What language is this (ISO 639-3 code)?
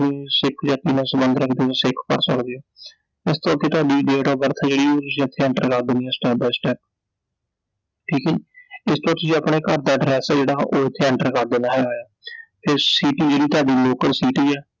pan